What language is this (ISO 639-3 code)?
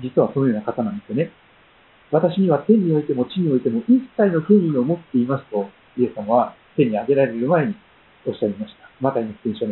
jpn